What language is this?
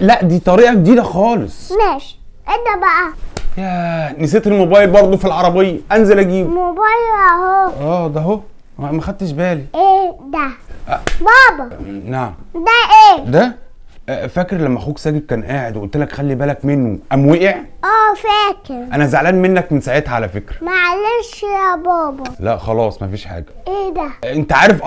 Arabic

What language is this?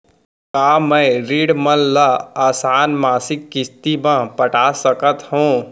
Chhattisgarhi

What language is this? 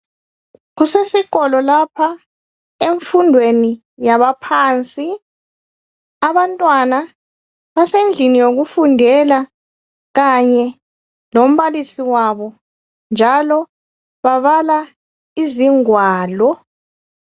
North Ndebele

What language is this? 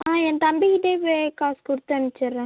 Tamil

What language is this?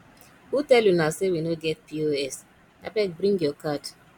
Nigerian Pidgin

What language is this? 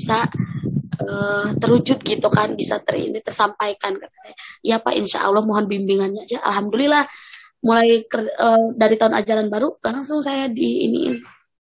Indonesian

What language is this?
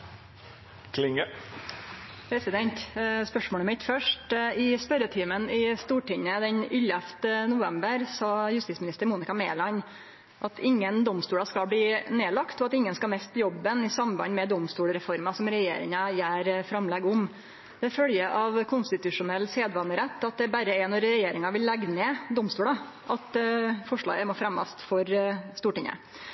Norwegian Nynorsk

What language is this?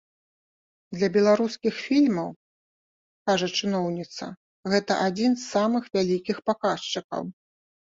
Belarusian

